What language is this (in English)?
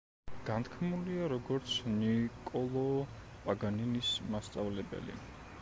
Georgian